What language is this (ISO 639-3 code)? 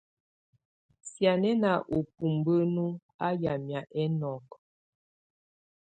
tvu